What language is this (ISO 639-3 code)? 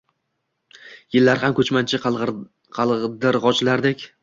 uzb